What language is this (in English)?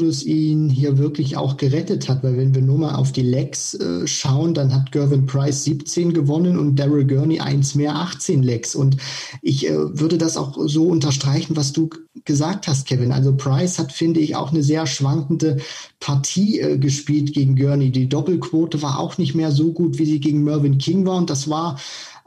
German